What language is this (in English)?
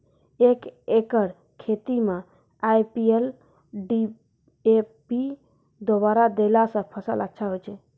Maithili